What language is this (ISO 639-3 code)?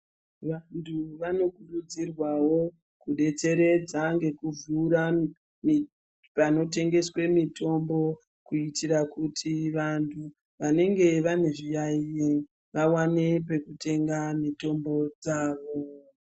ndc